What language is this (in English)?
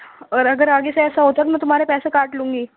Urdu